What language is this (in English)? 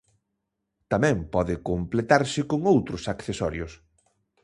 Galician